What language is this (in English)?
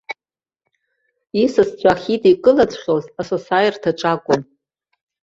Abkhazian